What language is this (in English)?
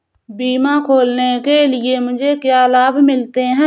Hindi